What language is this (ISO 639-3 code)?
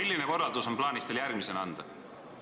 est